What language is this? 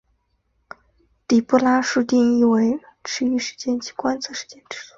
Chinese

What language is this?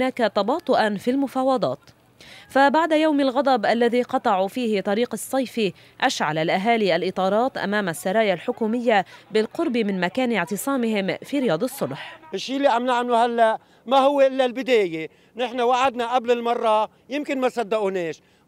Arabic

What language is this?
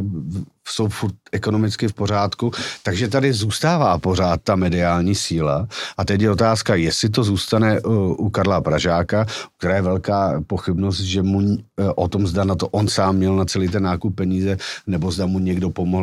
Czech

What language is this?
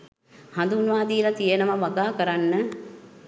Sinhala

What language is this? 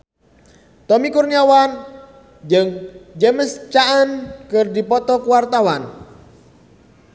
Sundanese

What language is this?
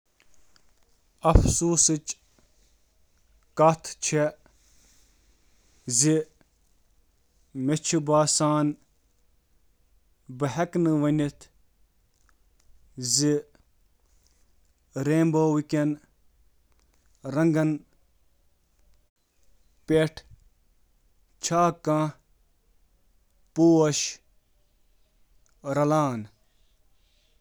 Kashmiri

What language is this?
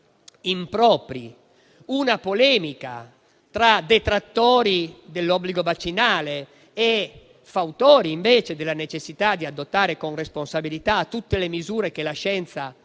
Italian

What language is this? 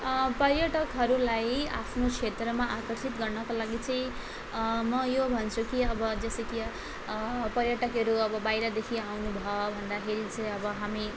Nepali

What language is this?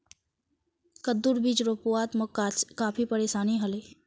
Magahi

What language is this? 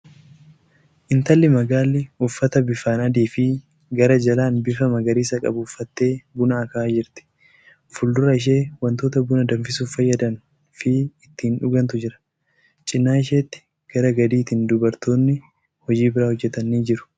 Oromo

